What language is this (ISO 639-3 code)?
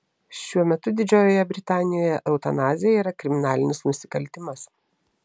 lit